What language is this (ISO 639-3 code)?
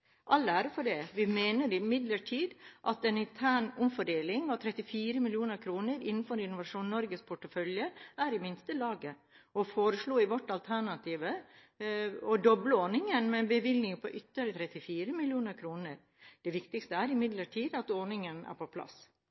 nob